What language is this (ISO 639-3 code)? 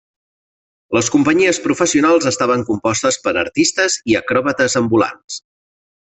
cat